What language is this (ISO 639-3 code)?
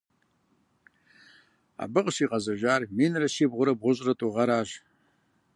kbd